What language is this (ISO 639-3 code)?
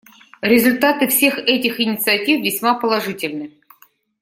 rus